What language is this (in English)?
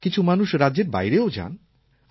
Bangla